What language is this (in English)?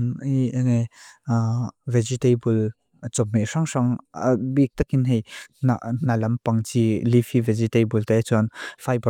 Mizo